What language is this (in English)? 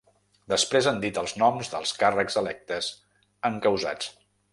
Catalan